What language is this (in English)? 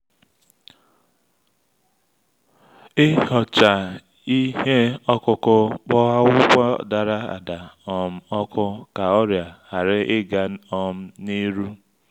Igbo